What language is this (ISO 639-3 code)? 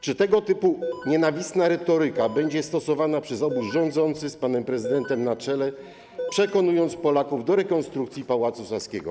pol